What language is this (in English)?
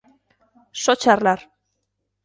Galician